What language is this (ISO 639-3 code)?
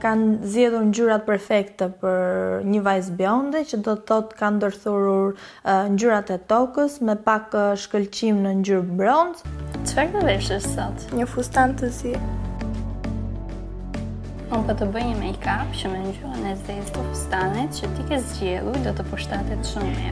ron